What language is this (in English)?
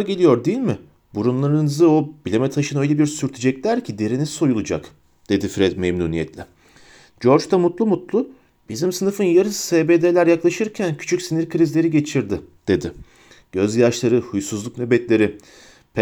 Turkish